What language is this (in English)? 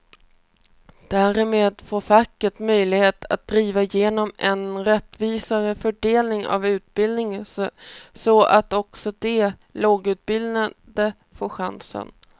Swedish